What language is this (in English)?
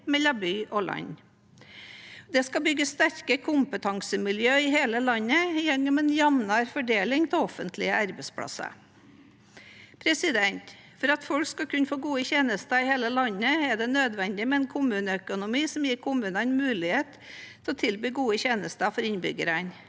Norwegian